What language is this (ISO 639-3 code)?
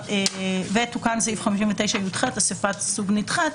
heb